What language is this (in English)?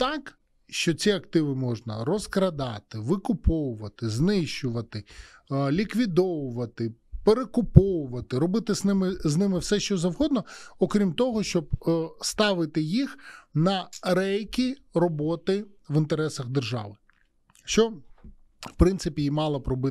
Ukrainian